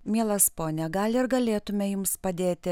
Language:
Lithuanian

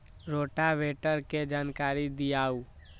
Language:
Magahi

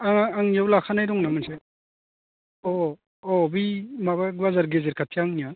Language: Bodo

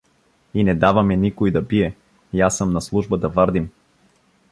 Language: Bulgarian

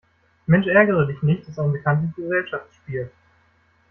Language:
German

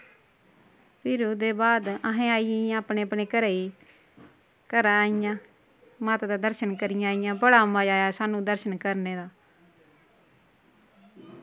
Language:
Dogri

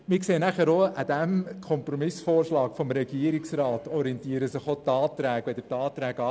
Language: Swiss German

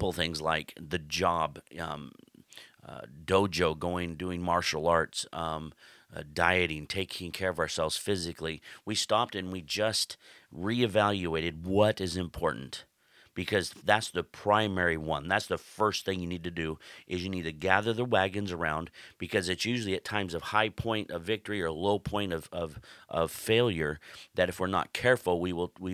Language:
English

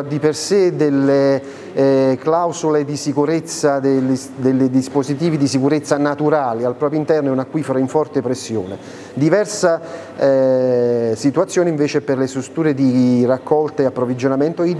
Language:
Italian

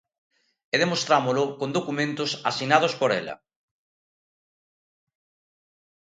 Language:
Galician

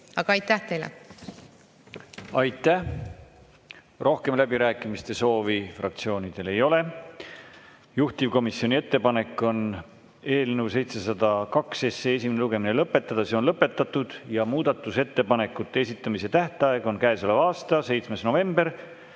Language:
Estonian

